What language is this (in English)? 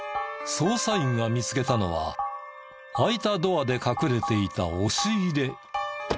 Japanese